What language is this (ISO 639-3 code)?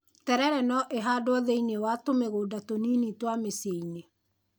kik